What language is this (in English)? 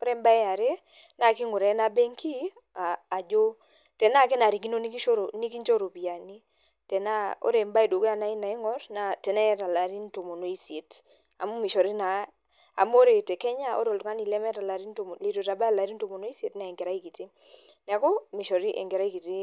Masai